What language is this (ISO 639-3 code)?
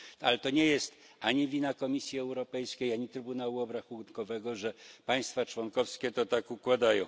pol